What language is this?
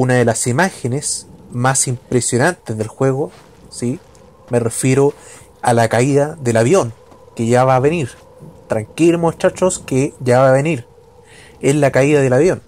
Spanish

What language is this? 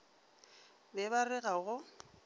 Northern Sotho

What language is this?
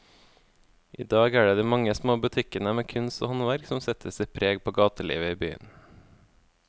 Norwegian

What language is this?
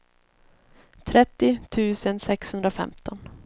Swedish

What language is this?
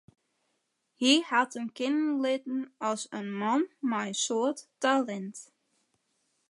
Western Frisian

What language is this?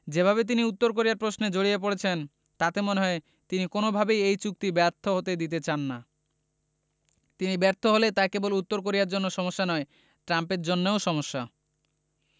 Bangla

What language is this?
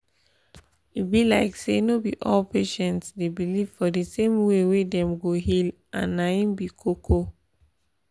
Nigerian Pidgin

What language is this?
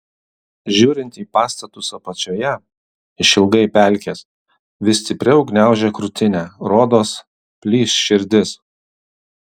Lithuanian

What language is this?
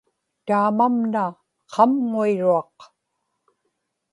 Inupiaq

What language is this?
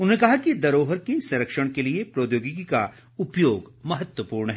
Hindi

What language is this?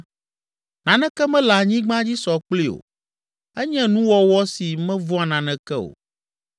Ewe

